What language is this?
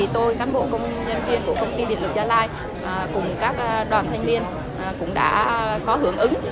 Vietnamese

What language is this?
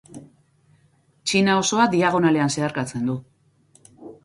Basque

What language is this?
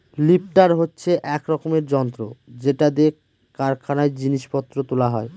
Bangla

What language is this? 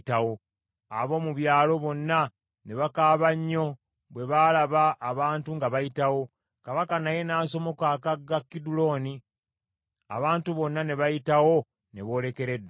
Ganda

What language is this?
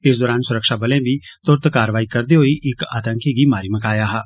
Dogri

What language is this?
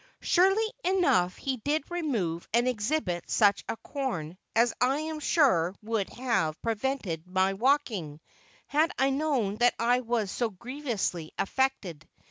English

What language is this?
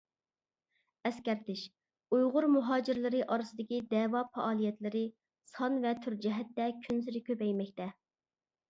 Uyghur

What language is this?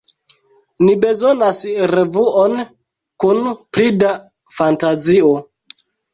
Esperanto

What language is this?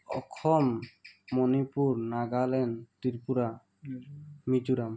Assamese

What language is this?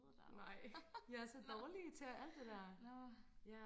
Danish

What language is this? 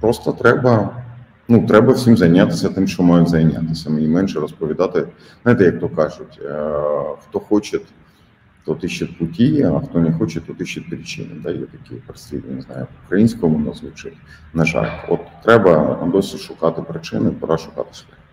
Ukrainian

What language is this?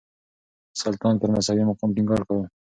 Pashto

